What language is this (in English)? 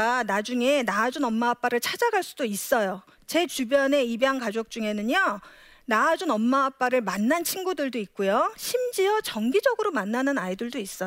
Korean